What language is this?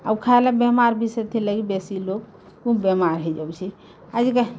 Odia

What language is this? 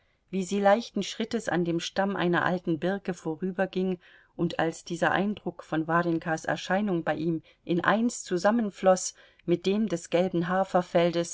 German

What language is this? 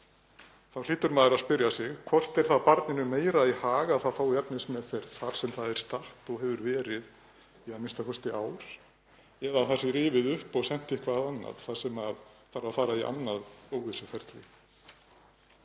Icelandic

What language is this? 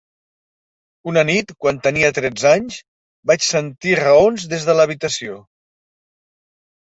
Catalan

